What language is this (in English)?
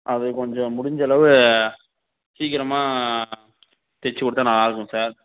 Tamil